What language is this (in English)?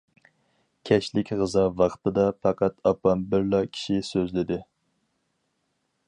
Uyghur